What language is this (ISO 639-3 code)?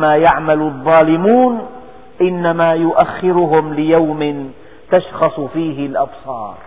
ara